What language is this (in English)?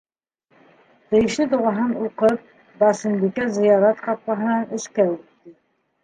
Bashkir